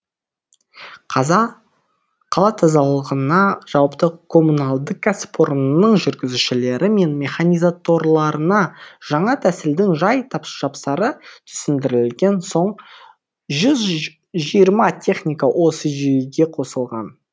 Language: Kazakh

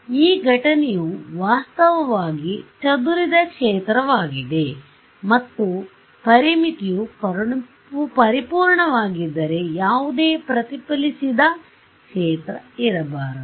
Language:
Kannada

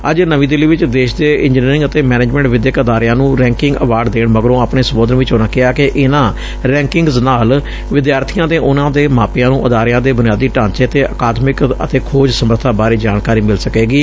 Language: Punjabi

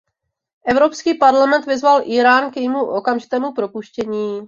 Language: Czech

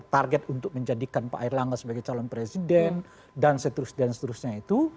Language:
Indonesian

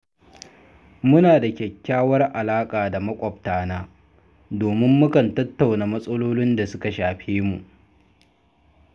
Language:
Hausa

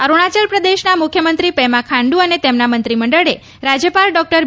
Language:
Gujarati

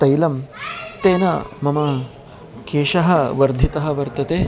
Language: Sanskrit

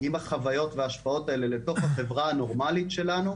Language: Hebrew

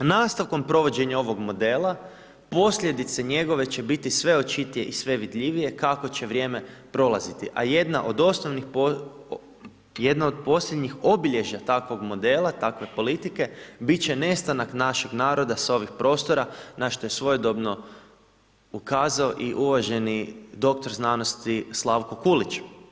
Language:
Croatian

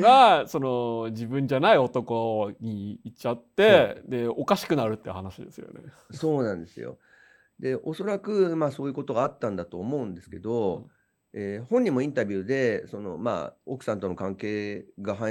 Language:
Japanese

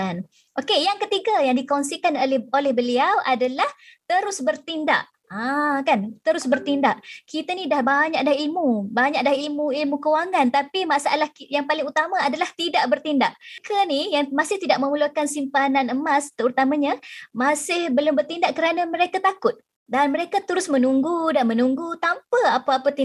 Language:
Malay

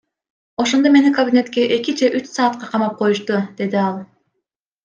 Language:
Kyrgyz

